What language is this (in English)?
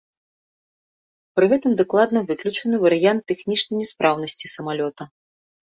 Belarusian